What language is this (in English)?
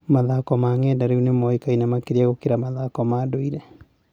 Kikuyu